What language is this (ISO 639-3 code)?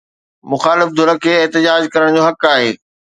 snd